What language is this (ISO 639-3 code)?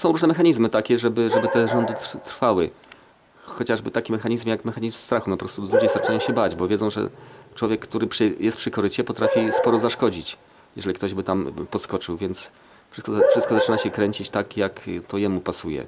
pol